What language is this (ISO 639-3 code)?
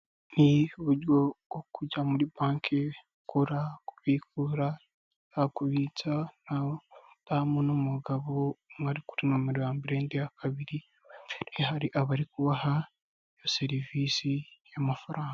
kin